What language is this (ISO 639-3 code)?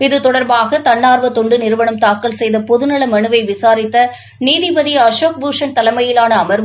tam